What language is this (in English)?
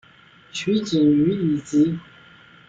Chinese